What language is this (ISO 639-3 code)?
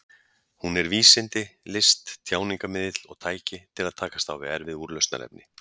isl